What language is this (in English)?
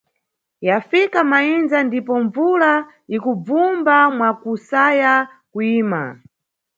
Nyungwe